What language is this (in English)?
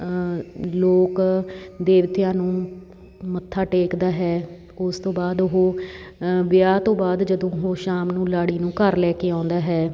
Punjabi